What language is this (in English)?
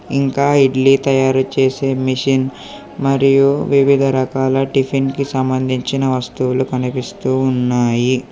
Telugu